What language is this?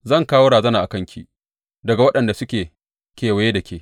Hausa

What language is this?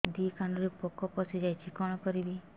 Odia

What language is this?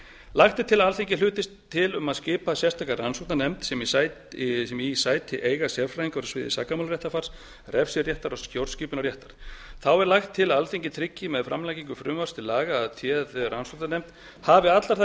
Icelandic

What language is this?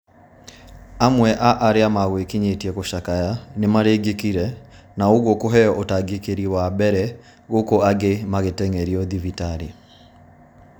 Kikuyu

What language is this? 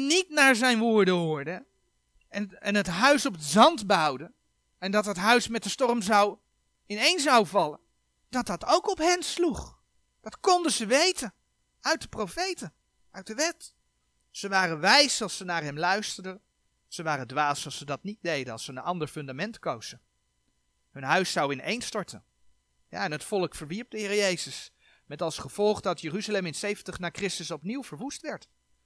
Dutch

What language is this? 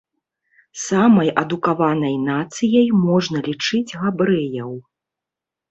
Belarusian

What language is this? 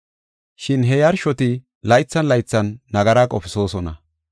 Gofa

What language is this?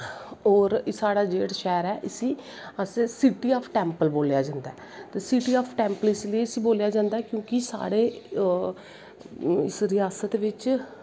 Dogri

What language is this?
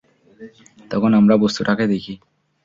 Bangla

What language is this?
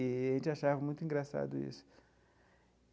Portuguese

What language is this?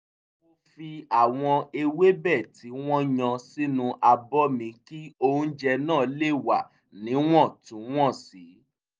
Yoruba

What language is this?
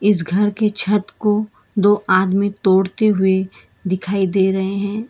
Hindi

